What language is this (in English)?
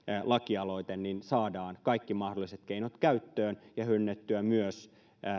Finnish